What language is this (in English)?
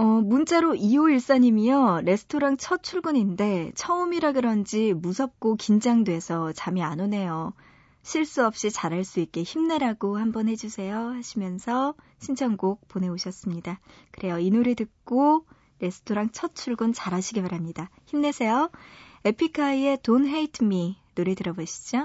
Korean